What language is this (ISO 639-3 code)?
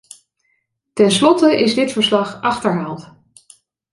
nld